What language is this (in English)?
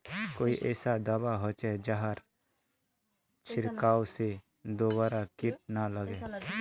Magahi